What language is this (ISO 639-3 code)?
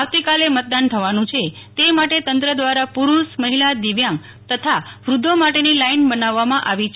guj